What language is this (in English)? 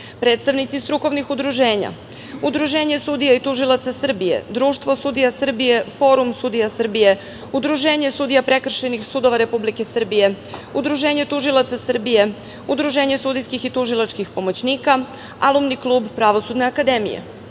Serbian